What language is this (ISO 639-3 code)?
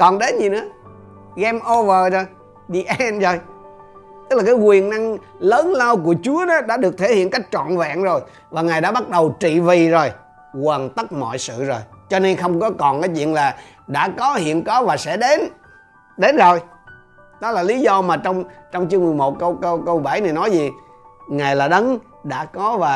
vie